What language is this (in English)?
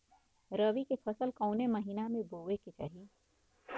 Bhojpuri